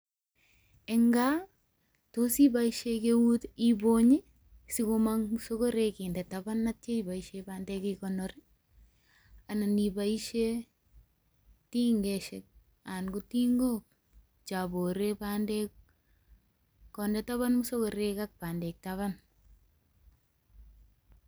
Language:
Kalenjin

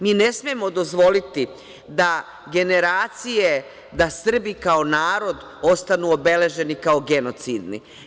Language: Serbian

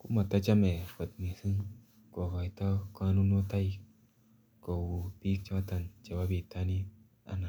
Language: Kalenjin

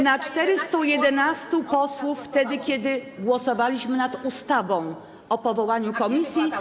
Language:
Polish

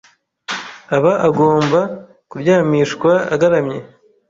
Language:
Kinyarwanda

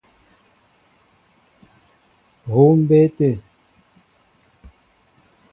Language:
Mbo (Cameroon)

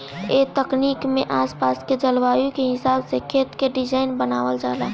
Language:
Bhojpuri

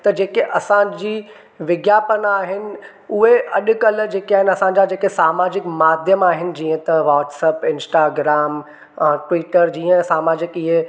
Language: Sindhi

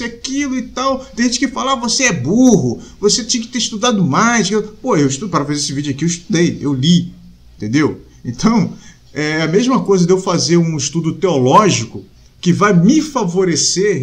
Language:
Portuguese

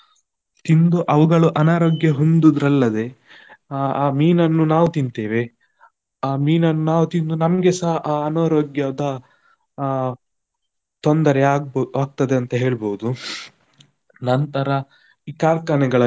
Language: Kannada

